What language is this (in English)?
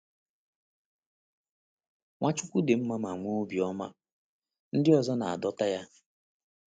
Igbo